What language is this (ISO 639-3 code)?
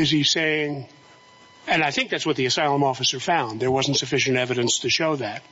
eng